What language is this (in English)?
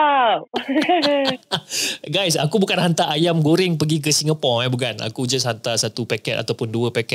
Malay